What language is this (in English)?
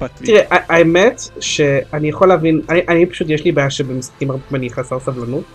Hebrew